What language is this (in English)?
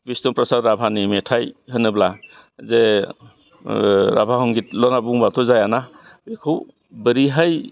Bodo